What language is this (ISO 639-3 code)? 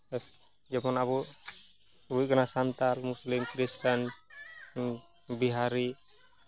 sat